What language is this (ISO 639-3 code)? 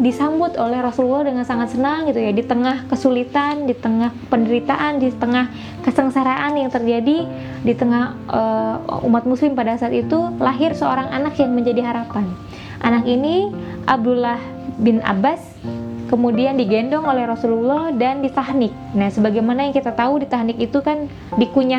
ind